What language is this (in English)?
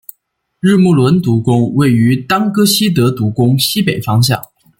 Chinese